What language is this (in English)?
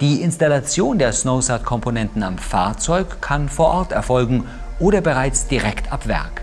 German